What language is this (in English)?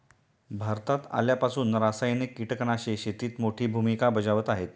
Marathi